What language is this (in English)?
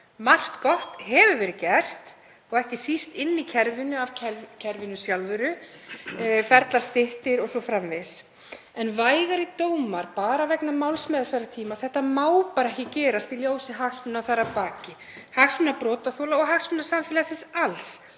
Icelandic